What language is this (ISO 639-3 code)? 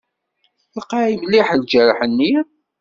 kab